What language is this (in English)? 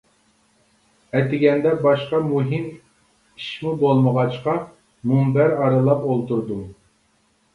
Uyghur